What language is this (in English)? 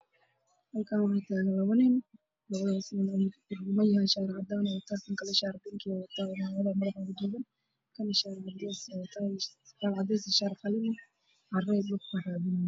Somali